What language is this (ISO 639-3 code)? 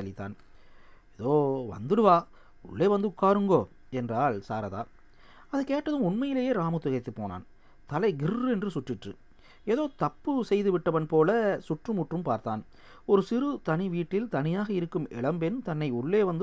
tam